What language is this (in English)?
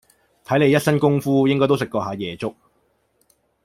Cantonese